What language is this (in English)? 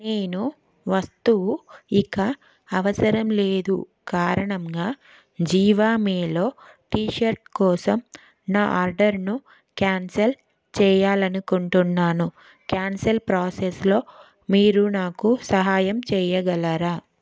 Telugu